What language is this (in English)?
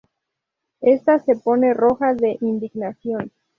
Spanish